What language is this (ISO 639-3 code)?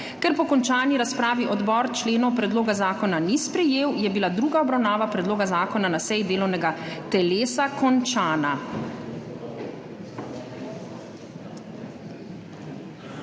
slv